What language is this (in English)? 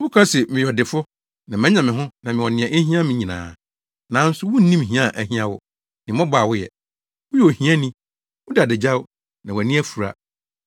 Akan